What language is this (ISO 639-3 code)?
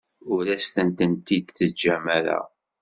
kab